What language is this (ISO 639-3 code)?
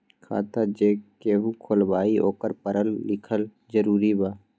mag